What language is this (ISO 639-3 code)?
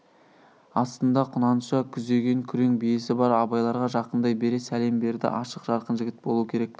kaz